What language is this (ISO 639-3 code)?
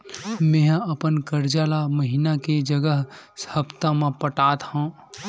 hne